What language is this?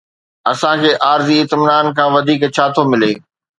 Sindhi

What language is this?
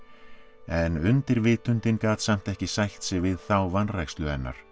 Icelandic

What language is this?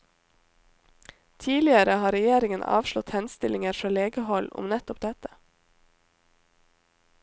Norwegian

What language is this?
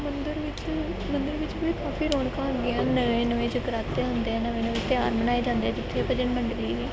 Punjabi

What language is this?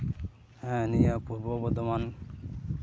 Santali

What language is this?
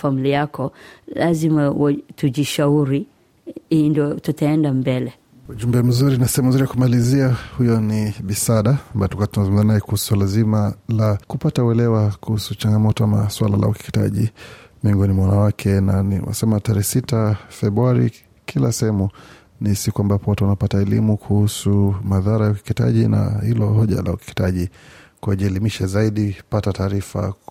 Swahili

